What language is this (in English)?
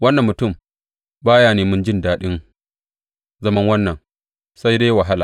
Hausa